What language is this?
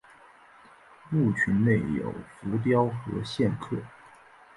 Chinese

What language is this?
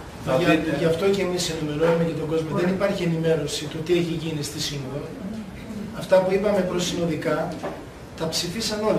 Greek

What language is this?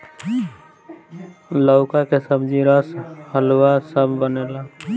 Bhojpuri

